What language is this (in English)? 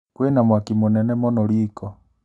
Kikuyu